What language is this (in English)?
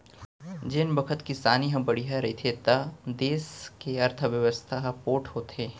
Chhattisgarhi